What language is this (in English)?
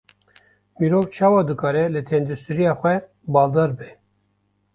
Kurdish